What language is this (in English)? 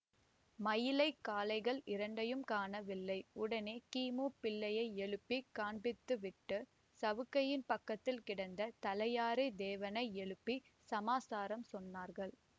Tamil